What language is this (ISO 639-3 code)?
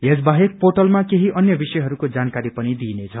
nep